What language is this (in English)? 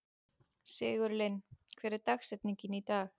Icelandic